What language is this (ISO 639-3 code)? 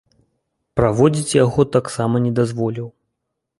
bel